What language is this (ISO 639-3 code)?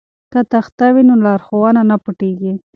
pus